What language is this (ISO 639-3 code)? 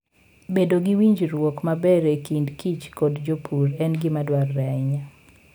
luo